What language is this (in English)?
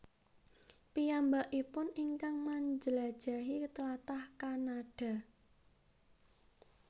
Javanese